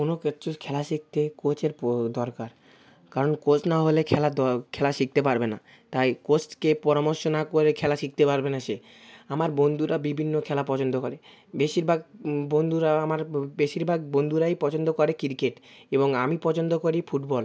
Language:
Bangla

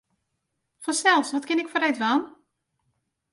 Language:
Western Frisian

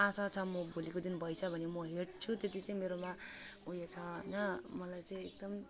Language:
Nepali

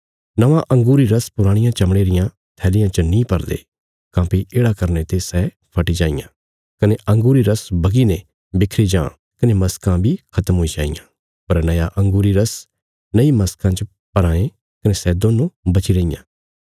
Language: Bilaspuri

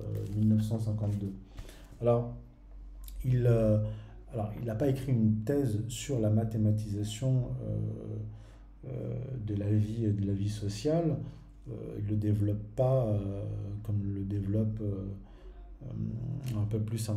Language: French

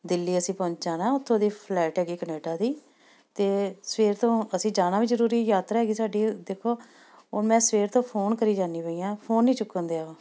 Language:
Punjabi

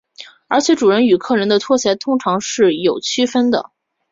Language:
Chinese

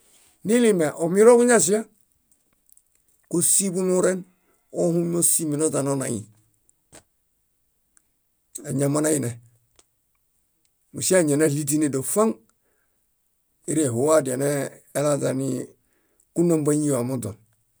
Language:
Bayot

